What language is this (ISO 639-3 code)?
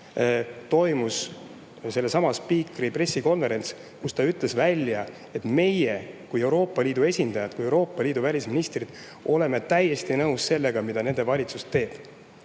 est